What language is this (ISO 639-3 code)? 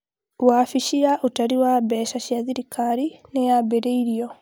kik